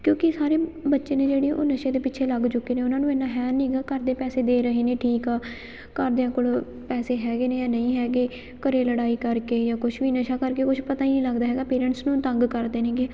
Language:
Punjabi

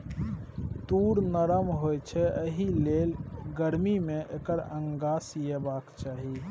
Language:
Maithili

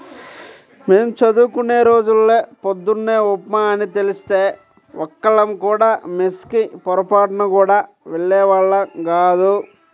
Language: Telugu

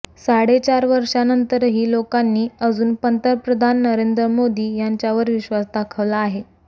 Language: Marathi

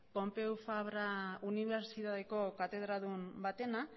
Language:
Basque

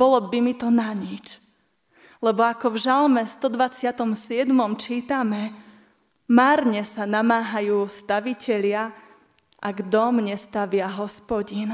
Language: Slovak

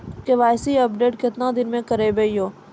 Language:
Maithili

